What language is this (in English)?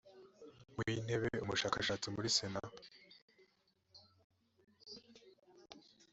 Kinyarwanda